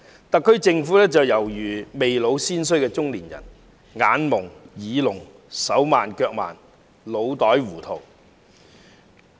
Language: Cantonese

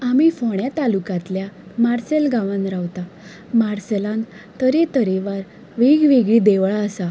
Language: Konkani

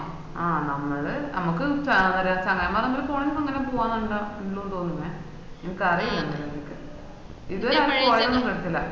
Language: Malayalam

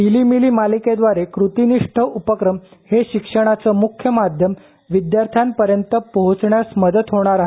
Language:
Marathi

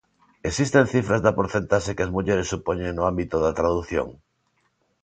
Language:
Galician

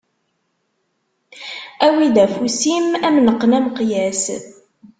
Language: Kabyle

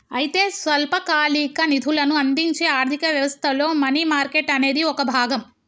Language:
Telugu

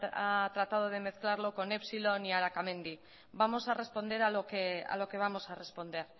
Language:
Spanish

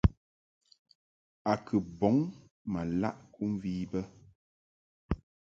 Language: Mungaka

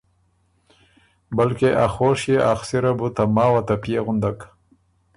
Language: Ormuri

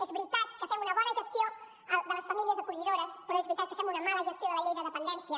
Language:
Catalan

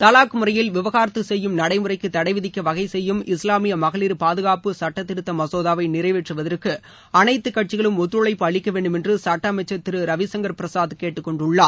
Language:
Tamil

